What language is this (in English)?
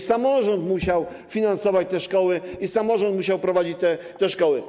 Polish